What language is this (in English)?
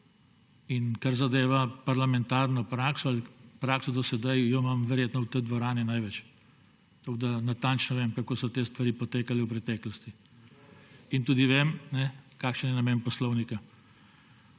Slovenian